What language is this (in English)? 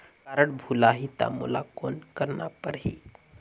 Chhattisgarhi